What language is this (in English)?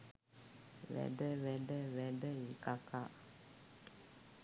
Sinhala